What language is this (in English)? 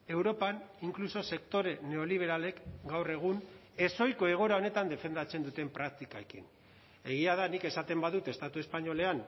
Basque